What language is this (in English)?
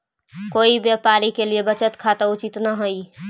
Magahi